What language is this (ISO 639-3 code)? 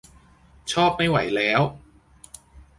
tha